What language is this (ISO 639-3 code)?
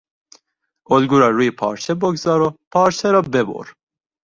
fas